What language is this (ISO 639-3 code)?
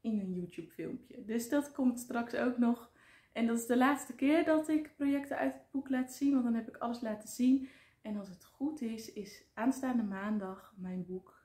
nld